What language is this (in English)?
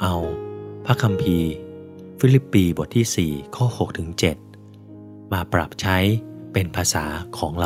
Thai